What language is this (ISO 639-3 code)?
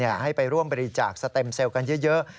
tha